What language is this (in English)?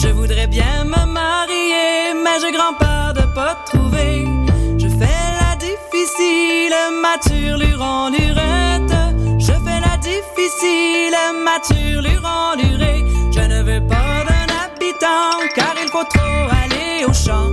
French